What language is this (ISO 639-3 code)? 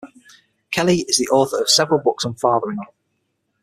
eng